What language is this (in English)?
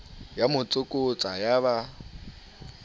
Southern Sotho